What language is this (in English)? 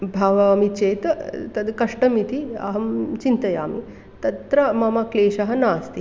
Sanskrit